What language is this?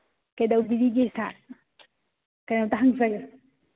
Manipuri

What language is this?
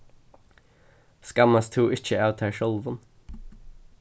Faroese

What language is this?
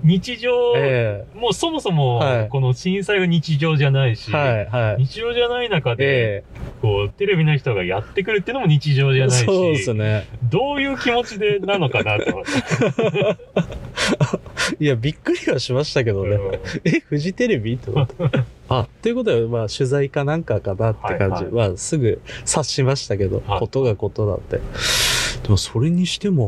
Japanese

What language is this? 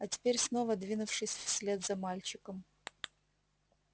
Russian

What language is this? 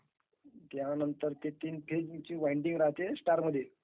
Marathi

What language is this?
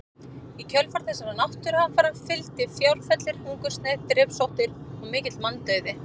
Icelandic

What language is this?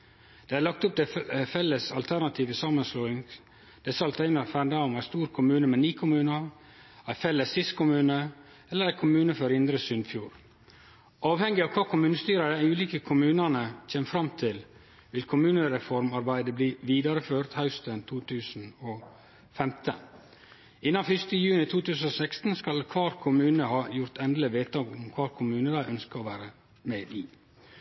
Norwegian Nynorsk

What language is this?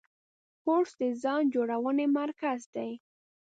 Pashto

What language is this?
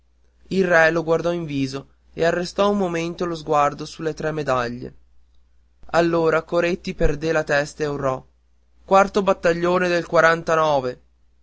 Italian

